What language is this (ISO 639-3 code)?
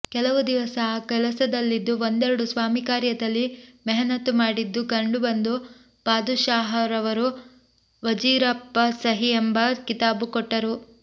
kan